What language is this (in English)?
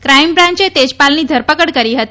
Gujarati